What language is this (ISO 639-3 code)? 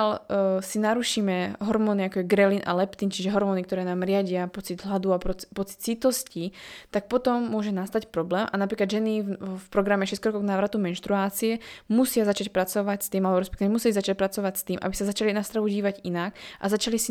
slk